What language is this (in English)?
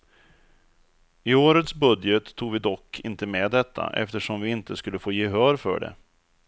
Swedish